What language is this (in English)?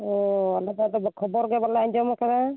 Santali